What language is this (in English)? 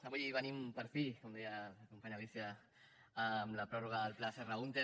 Catalan